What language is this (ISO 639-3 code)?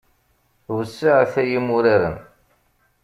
kab